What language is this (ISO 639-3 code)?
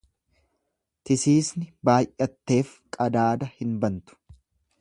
orm